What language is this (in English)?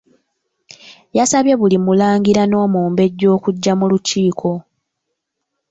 Ganda